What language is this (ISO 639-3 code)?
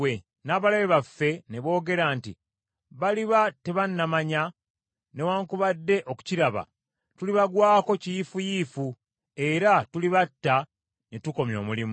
lug